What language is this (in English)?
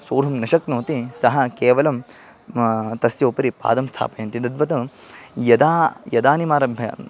Sanskrit